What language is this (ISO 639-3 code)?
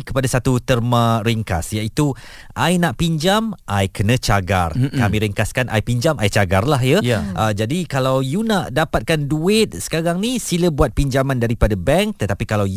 msa